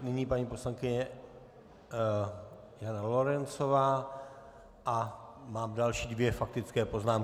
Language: Czech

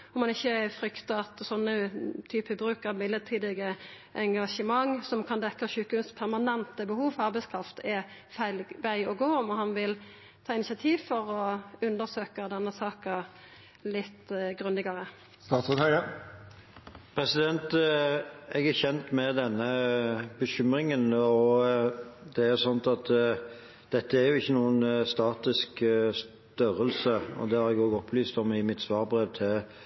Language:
Norwegian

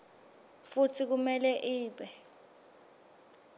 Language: Swati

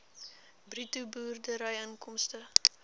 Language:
Afrikaans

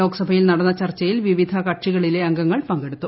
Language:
Malayalam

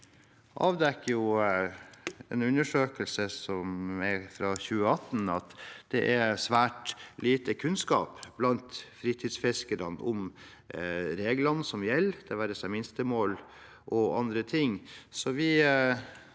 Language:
Norwegian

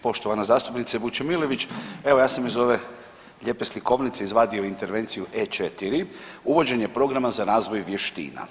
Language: Croatian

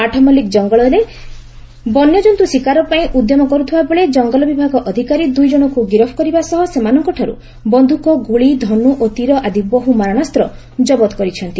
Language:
Odia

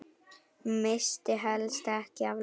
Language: Icelandic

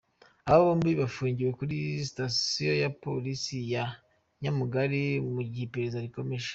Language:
Kinyarwanda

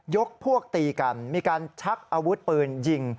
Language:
Thai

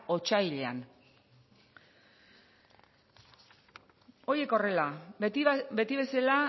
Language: Basque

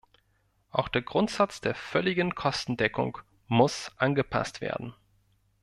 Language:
German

